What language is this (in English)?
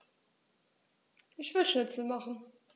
German